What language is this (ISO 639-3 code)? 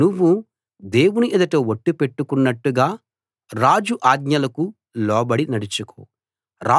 tel